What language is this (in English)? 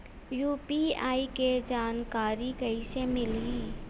Chhattisgarhi